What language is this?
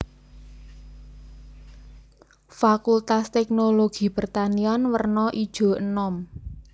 Javanese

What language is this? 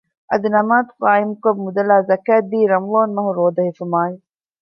Divehi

